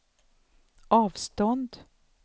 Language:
Swedish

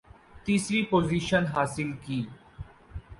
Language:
Urdu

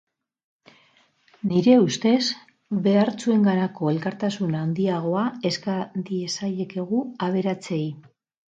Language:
Basque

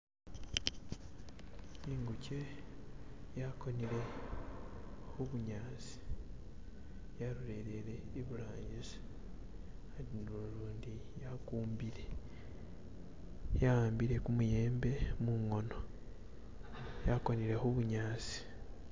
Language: Masaaba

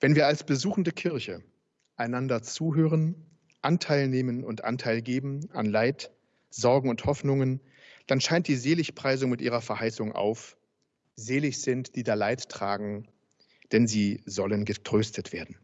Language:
German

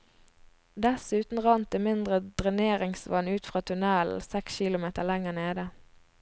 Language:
Norwegian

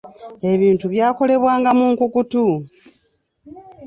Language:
Ganda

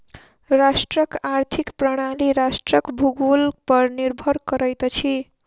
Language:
Maithili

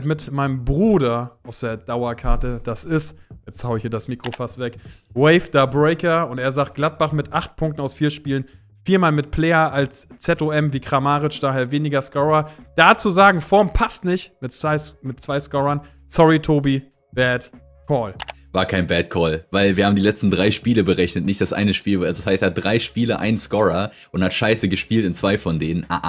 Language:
German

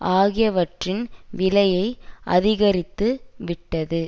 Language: Tamil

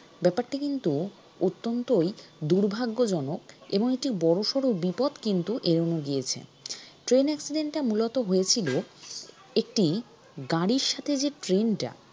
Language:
Bangla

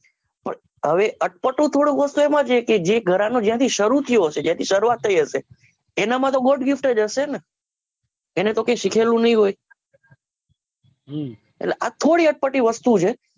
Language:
Gujarati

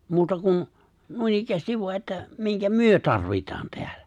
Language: Finnish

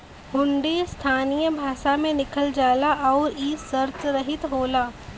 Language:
Bhojpuri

